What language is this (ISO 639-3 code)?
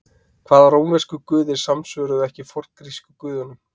isl